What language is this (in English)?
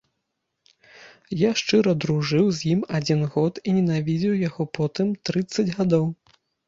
Belarusian